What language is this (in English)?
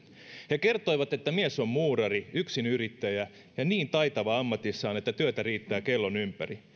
Finnish